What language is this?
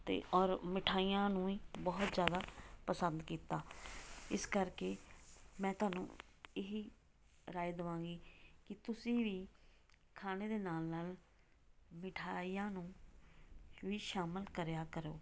Punjabi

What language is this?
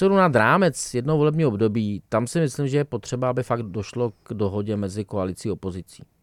Czech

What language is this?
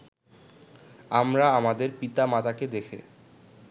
Bangla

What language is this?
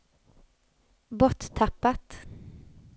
Swedish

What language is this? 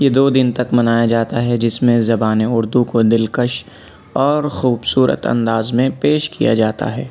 Urdu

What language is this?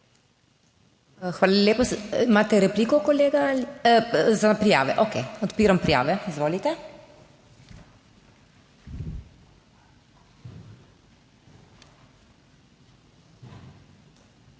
Slovenian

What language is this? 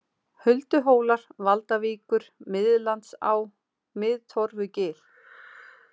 Icelandic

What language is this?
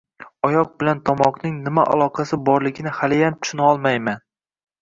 Uzbek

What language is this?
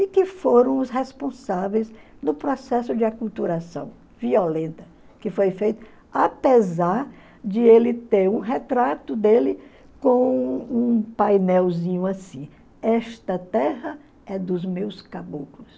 Portuguese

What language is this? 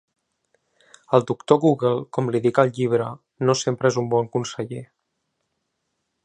Catalan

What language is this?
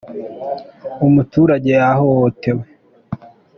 Kinyarwanda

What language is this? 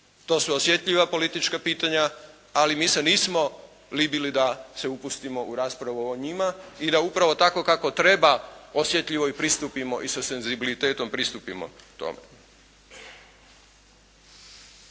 Croatian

